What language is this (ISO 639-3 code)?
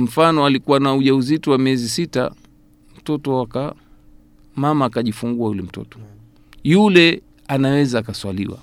swa